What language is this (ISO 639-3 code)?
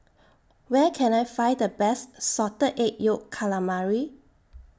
eng